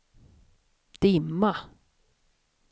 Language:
Swedish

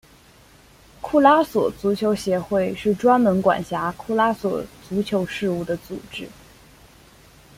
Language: Chinese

